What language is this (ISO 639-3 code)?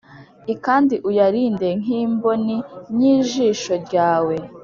kin